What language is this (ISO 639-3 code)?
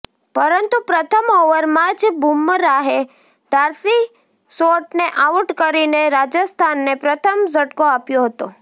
guj